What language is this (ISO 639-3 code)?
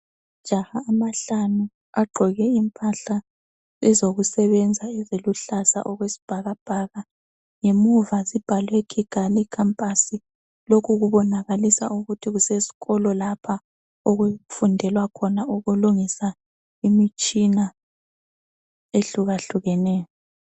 nde